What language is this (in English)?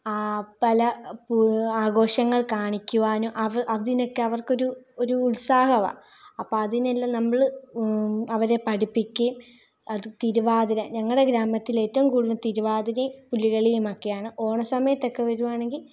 Malayalam